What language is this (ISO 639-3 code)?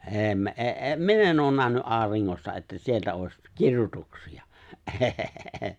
fin